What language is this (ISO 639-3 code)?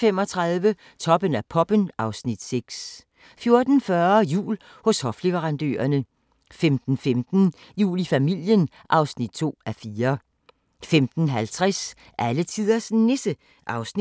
dan